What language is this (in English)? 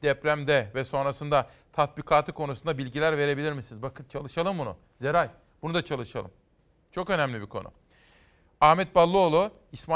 Turkish